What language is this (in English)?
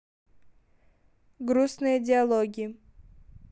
Russian